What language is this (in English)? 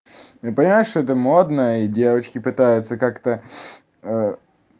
Russian